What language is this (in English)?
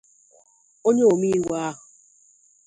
Igbo